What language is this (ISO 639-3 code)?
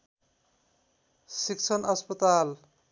nep